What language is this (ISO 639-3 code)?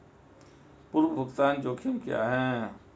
hin